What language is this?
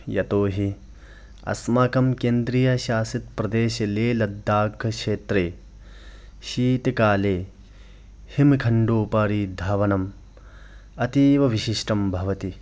Sanskrit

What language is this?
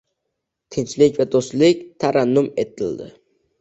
Uzbek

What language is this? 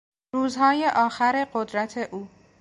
Persian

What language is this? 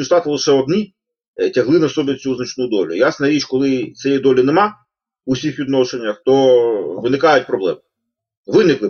Ukrainian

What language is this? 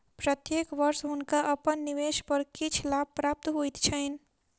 Maithili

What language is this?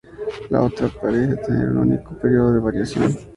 Spanish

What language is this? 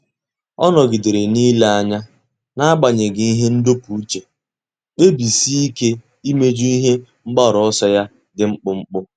Igbo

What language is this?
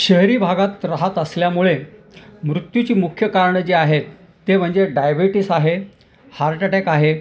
Marathi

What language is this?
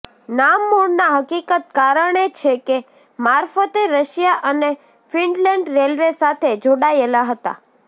Gujarati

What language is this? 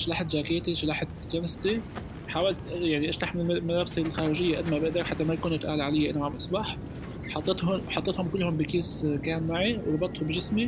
Arabic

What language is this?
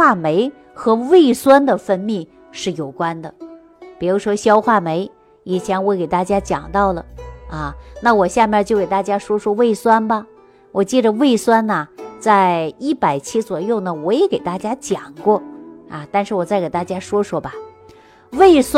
Chinese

